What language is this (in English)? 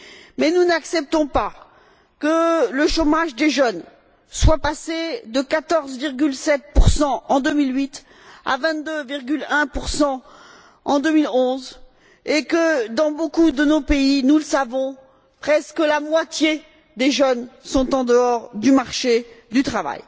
French